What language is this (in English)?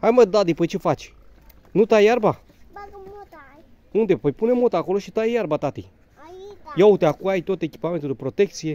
Romanian